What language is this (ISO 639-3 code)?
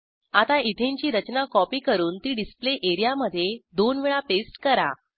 mar